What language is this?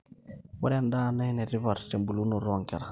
Masai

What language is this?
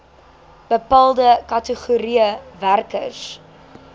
Afrikaans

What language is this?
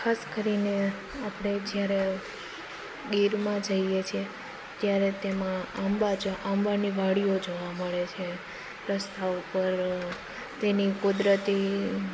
Gujarati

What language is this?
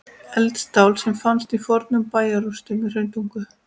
Icelandic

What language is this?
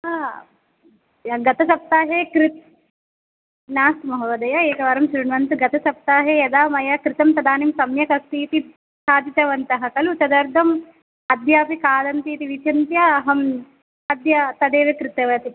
Sanskrit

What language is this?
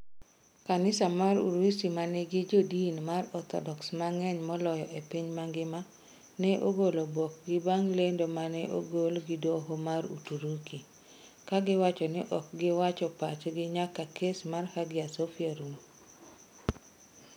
Luo (Kenya and Tanzania)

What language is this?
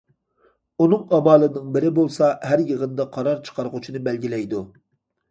Uyghur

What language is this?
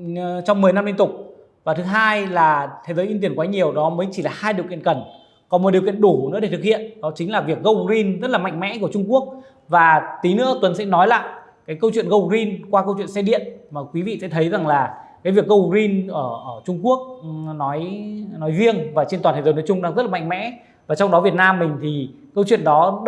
Vietnamese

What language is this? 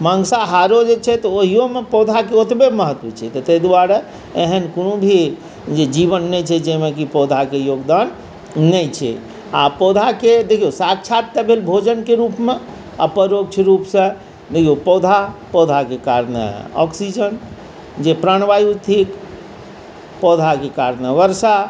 Maithili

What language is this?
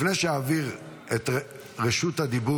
Hebrew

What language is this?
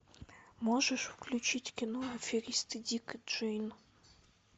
Russian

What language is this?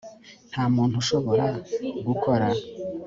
Kinyarwanda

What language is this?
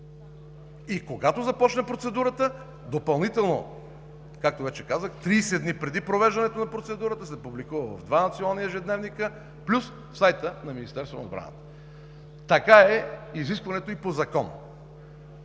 Bulgarian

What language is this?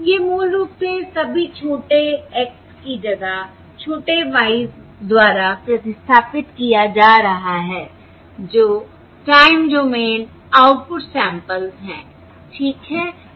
Hindi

